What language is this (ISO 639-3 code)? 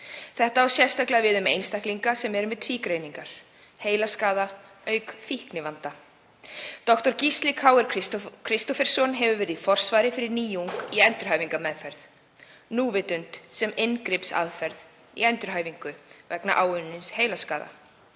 isl